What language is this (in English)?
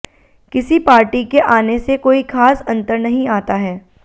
Hindi